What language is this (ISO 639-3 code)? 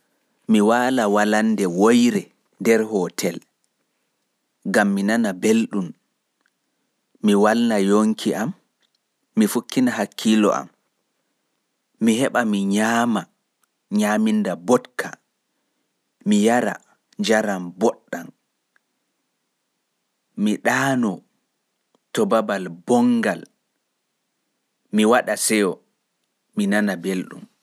fuf